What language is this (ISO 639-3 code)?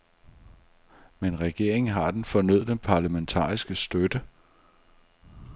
dan